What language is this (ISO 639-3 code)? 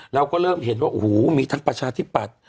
tha